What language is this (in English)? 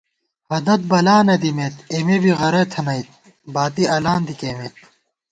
Gawar-Bati